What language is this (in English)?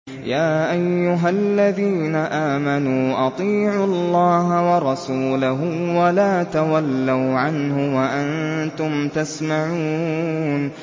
Arabic